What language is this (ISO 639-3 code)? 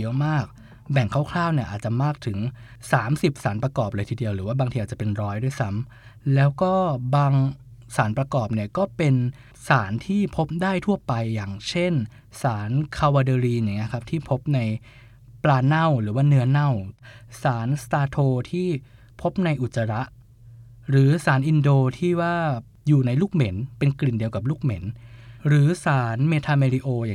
tha